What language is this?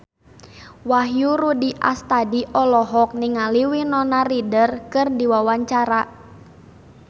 Sundanese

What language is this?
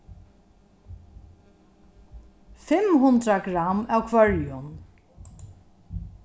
Faroese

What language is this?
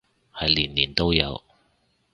Cantonese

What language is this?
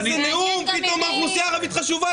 Hebrew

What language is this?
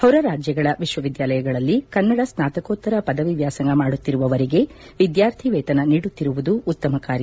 Kannada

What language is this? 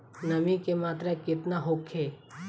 Bhojpuri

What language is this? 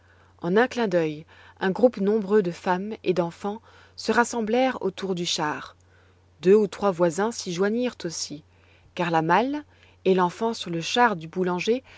French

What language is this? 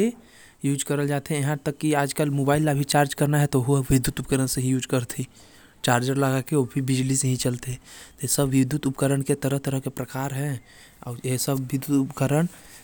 Korwa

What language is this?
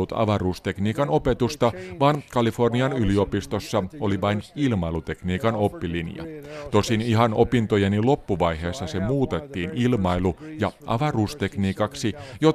Finnish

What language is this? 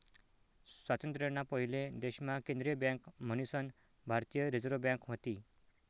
Marathi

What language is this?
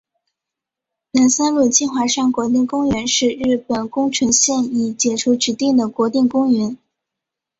Chinese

